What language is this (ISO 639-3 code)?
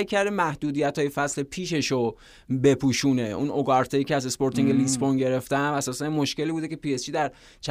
fas